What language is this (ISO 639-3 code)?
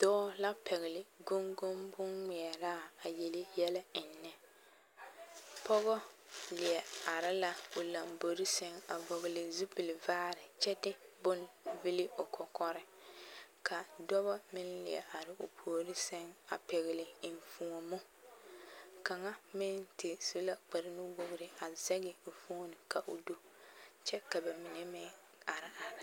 dga